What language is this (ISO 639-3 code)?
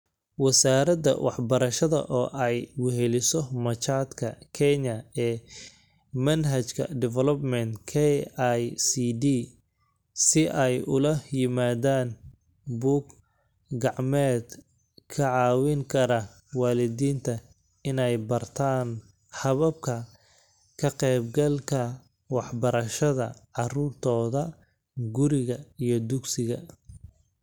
som